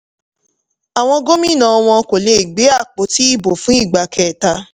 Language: Yoruba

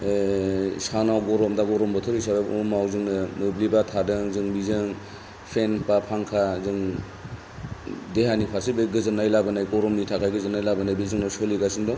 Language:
Bodo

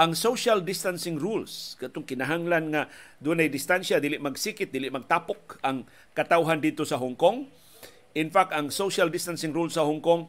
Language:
Filipino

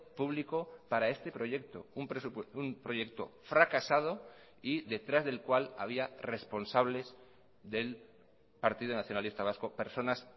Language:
Spanish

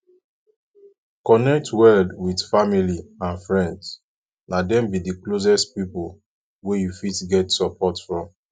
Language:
Nigerian Pidgin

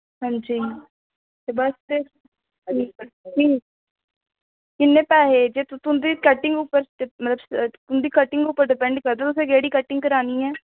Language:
Dogri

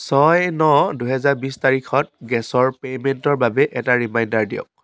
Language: Assamese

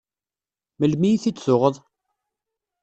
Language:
Kabyle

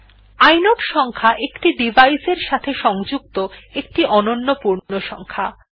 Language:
Bangla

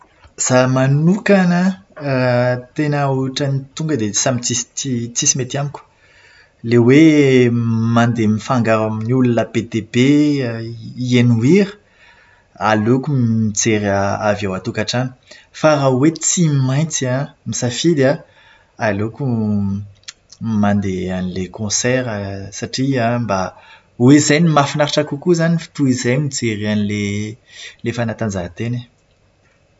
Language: Malagasy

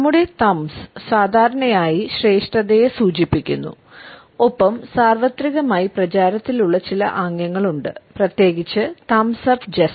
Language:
Malayalam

